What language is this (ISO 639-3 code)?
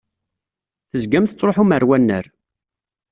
kab